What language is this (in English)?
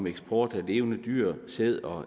Danish